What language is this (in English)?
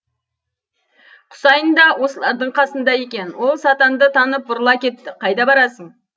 Kazakh